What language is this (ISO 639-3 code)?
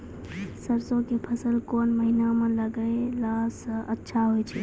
mai